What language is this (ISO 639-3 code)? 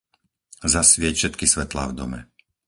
slk